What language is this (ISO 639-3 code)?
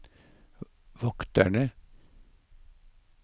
nor